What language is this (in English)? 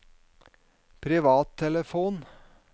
Norwegian